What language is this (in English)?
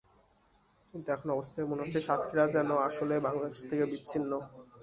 Bangla